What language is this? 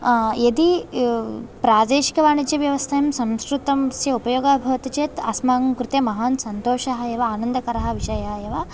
Sanskrit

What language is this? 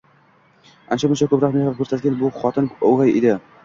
Uzbek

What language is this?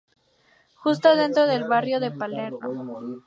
Spanish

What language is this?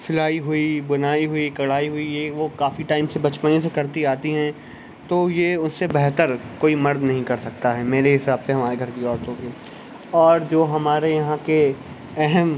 Urdu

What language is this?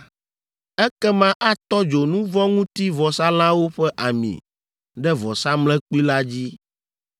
Ewe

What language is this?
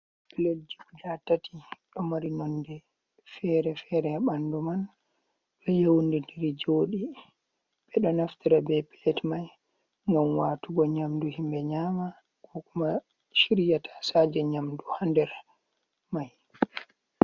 Fula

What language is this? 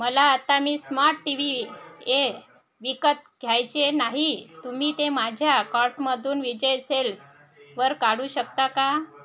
Marathi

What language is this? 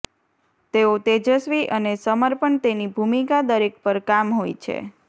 Gujarati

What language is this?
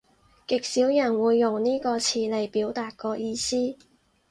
Cantonese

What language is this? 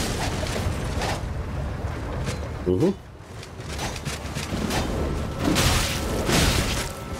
Italian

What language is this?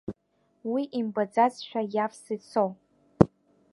Abkhazian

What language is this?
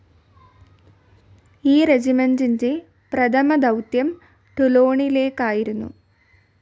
Malayalam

